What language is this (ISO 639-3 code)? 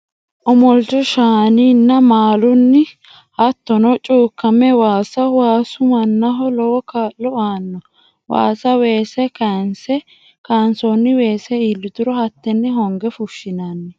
sid